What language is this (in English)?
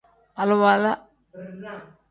Tem